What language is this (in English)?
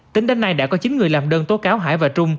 Vietnamese